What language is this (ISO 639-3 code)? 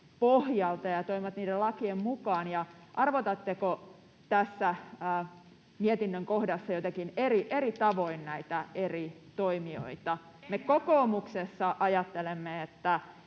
fin